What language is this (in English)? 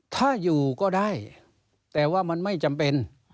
Thai